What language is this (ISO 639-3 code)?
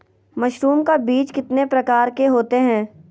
mag